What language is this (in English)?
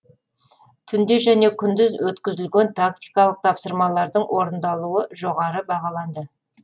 Kazakh